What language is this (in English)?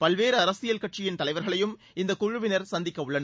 Tamil